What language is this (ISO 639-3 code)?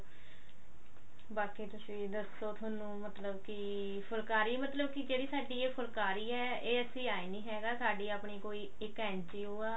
pan